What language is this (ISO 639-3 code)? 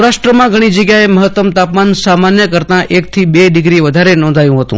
guj